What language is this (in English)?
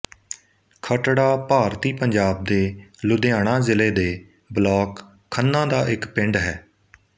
Punjabi